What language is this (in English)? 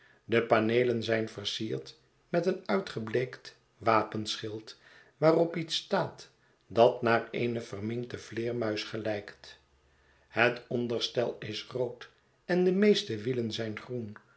Dutch